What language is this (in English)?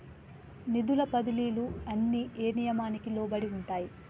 Telugu